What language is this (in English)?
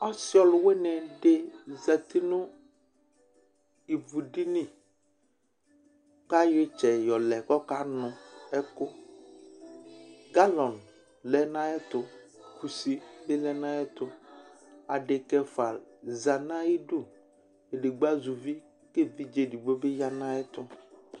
Ikposo